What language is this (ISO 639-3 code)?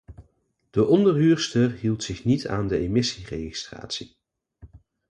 nld